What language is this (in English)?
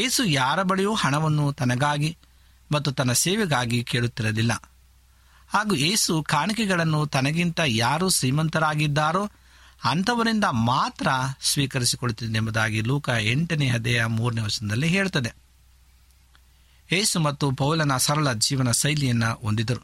Kannada